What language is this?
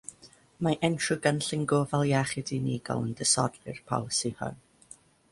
Welsh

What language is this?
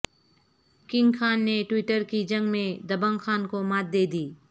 Urdu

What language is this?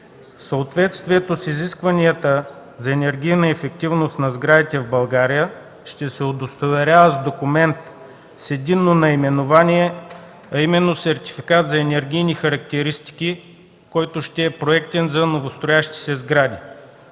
Bulgarian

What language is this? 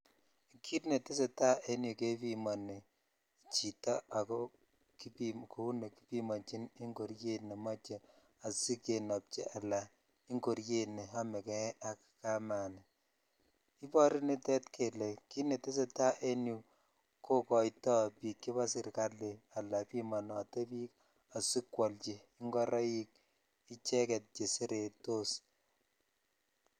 Kalenjin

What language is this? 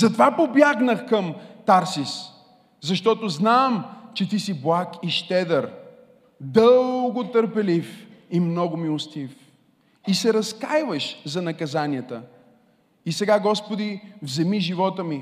Bulgarian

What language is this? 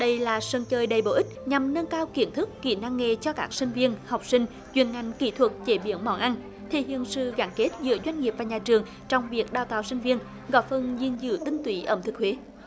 Vietnamese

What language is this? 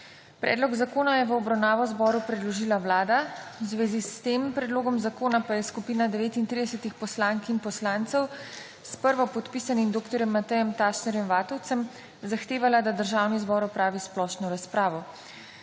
Slovenian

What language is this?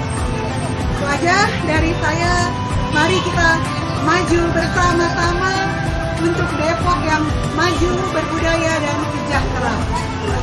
Indonesian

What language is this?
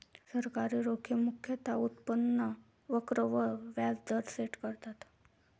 Marathi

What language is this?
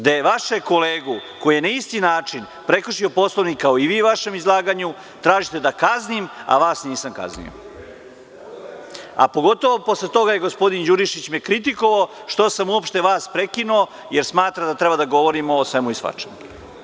Serbian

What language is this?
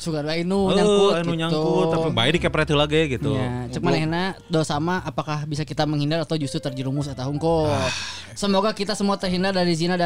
Indonesian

